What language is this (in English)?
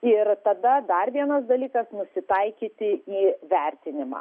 Lithuanian